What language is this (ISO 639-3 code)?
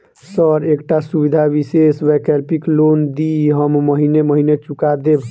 mai